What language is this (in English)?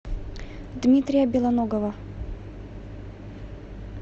Russian